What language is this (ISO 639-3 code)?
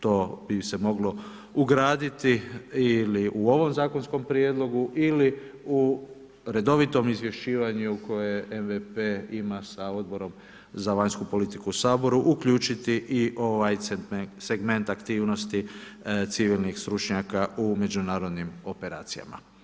hrv